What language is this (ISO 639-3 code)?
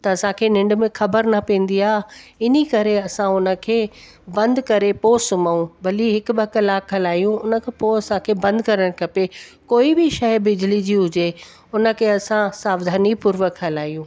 snd